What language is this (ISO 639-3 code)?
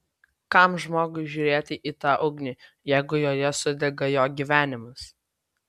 lit